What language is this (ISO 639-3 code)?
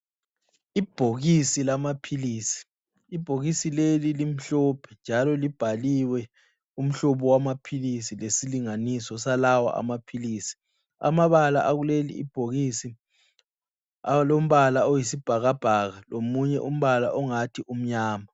nde